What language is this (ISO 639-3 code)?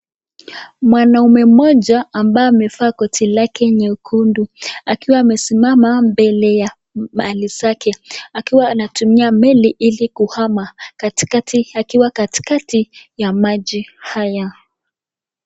swa